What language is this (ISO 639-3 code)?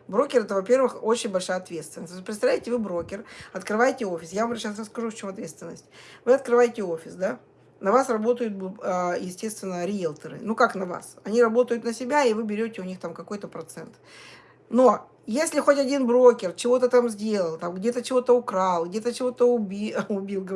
rus